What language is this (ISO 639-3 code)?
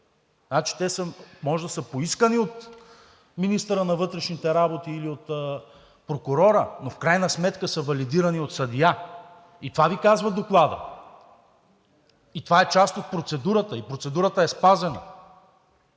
bul